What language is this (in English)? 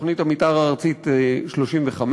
Hebrew